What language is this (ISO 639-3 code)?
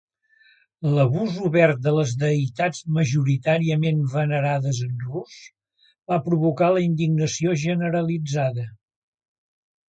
cat